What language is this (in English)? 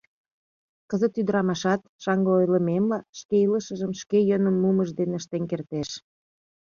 Mari